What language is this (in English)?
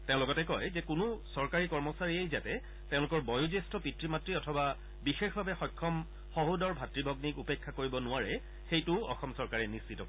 Assamese